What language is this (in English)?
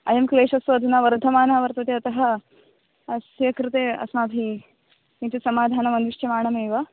Sanskrit